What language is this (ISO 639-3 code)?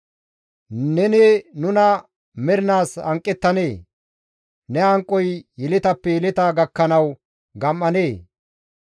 gmv